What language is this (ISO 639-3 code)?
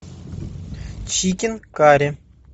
rus